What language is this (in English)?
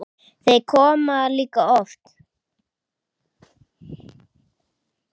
Icelandic